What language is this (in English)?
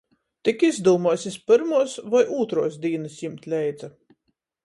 Latgalian